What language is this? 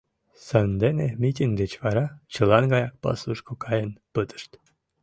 Mari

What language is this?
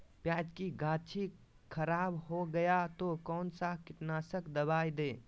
Magahi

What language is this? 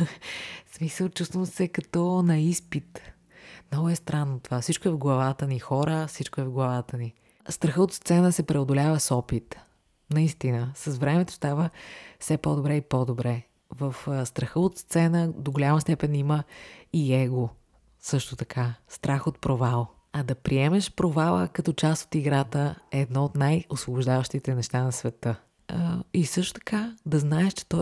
Bulgarian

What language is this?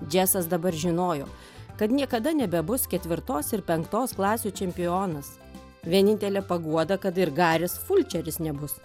Lithuanian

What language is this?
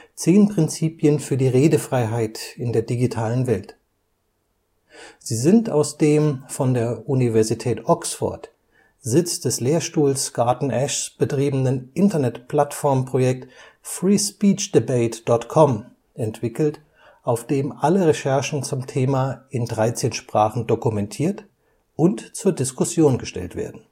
German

